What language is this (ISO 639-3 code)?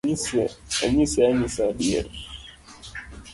luo